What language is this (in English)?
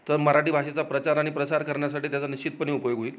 Marathi